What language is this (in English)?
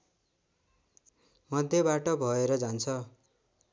Nepali